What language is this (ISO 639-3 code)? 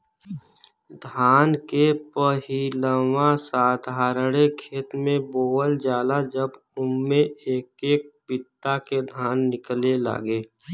bho